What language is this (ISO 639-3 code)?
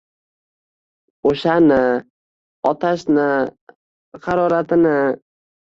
uzb